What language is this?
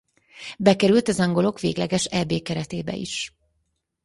Hungarian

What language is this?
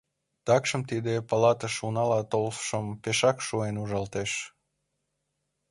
Mari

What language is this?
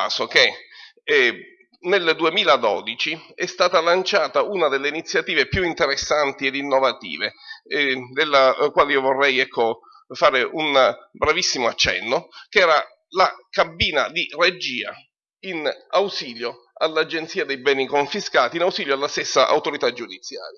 Italian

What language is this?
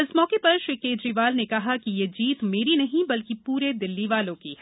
Hindi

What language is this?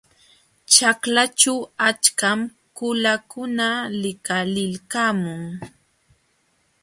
Jauja Wanca Quechua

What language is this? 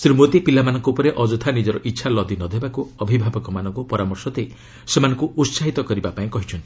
Odia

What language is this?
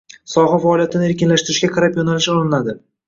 Uzbek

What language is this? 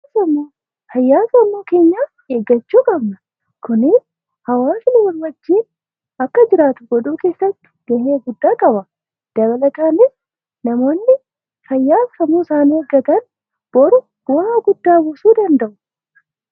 Oromo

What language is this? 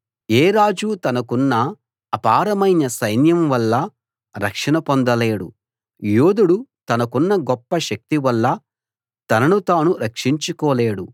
Telugu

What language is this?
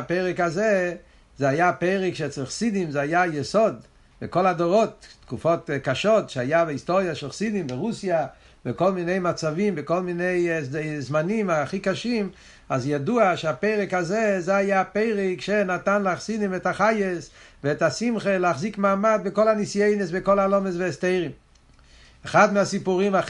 Hebrew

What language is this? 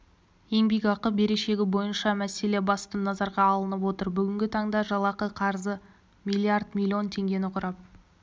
Kazakh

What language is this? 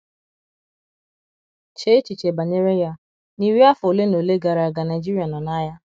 Igbo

